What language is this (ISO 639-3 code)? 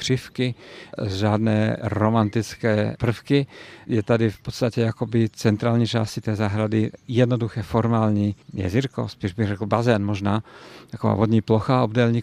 ces